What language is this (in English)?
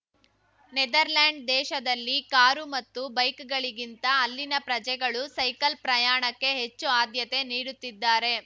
Kannada